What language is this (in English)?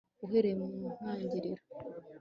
Kinyarwanda